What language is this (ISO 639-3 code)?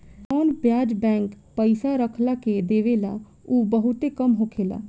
bho